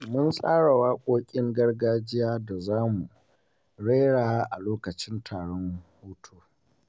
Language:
Hausa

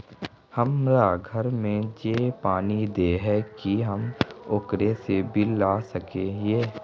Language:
Magahi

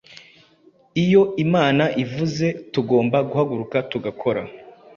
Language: Kinyarwanda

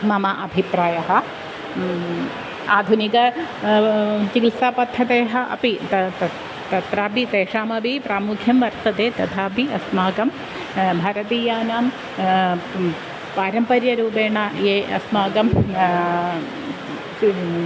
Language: Sanskrit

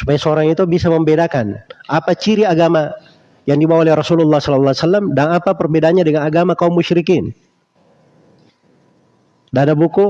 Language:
Indonesian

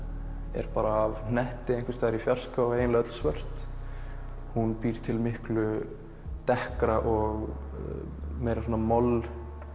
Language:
Icelandic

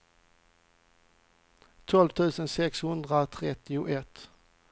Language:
Swedish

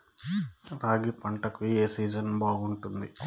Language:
Telugu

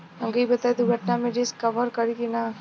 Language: Bhojpuri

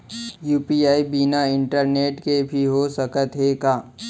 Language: Chhattisgarhi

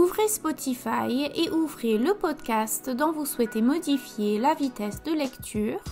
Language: French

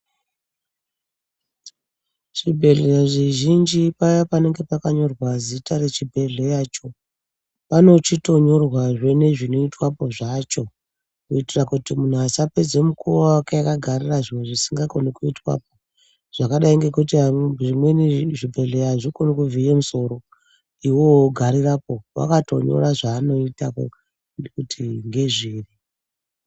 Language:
Ndau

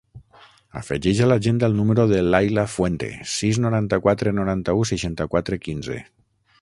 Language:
Catalan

